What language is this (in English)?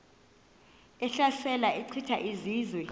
Xhosa